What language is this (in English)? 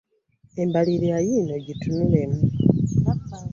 Ganda